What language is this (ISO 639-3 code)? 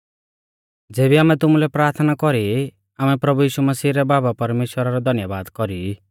bfz